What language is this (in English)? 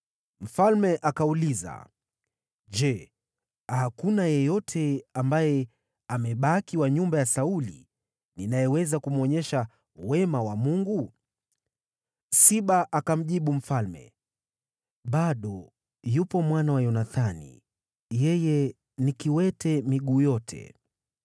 Swahili